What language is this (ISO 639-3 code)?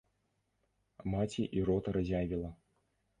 bel